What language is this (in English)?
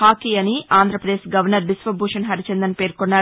Telugu